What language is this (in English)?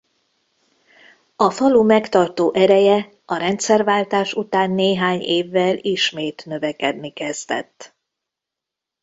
Hungarian